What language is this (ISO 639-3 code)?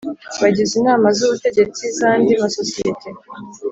kin